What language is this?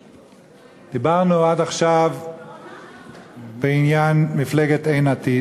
Hebrew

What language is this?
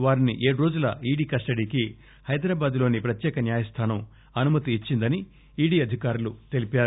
Telugu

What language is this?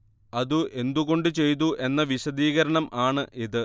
Malayalam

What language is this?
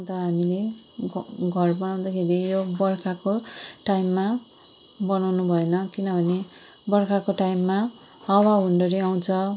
Nepali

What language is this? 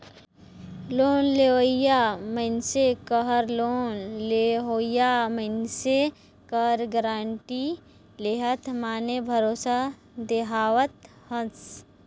Chhattisgarhi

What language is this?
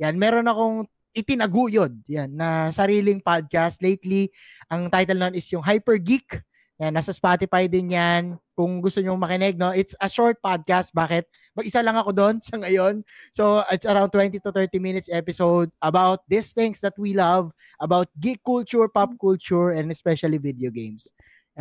Filipino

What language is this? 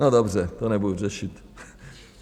Czech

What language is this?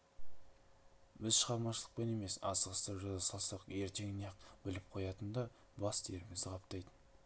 Kazakh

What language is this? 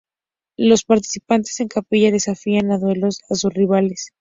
Spanish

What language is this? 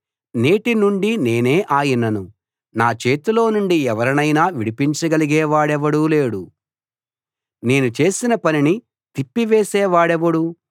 Telugu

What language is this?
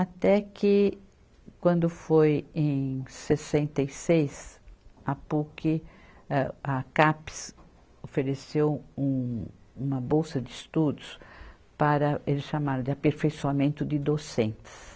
Portuguese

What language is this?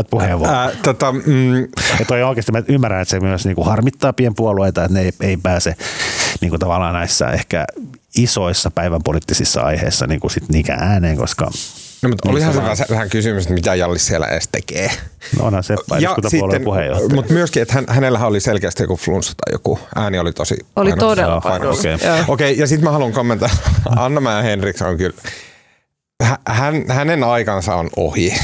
Finnish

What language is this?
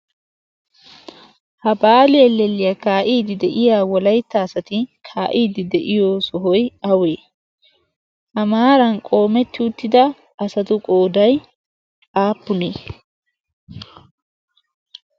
Wolaytta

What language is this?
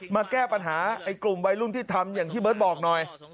Thai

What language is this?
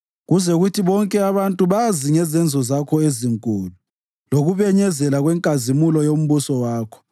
North Ndebele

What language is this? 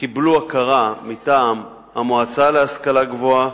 Hebrew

